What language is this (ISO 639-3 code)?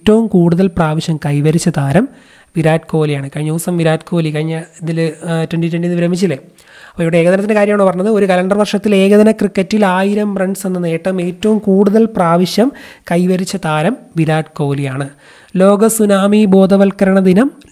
mal